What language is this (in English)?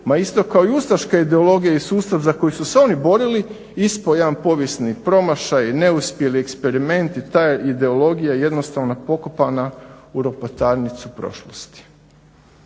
Croatian